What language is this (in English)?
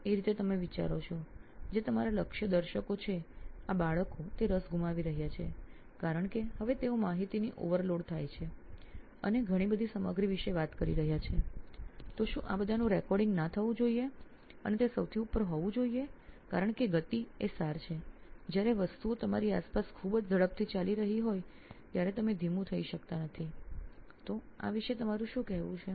Gujarati